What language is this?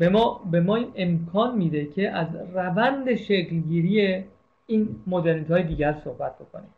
Persian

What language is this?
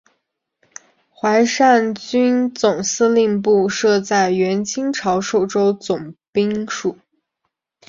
Chinese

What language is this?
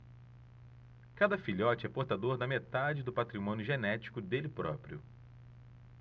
Portuguese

